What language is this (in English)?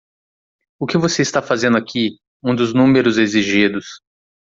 Portuguese